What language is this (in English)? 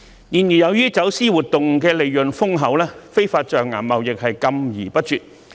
Cantonese